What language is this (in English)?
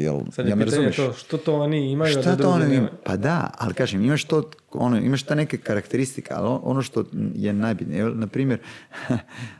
Croatian